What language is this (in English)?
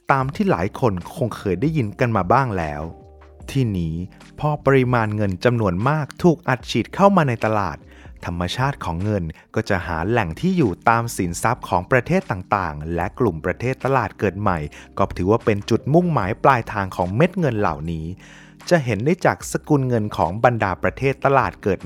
Thai